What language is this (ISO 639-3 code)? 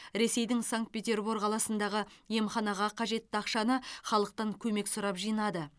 kaz